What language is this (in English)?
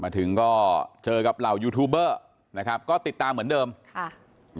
Thai